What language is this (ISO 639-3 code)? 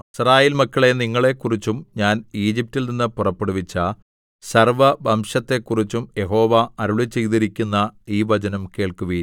mal